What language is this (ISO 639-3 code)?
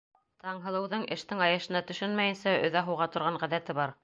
bak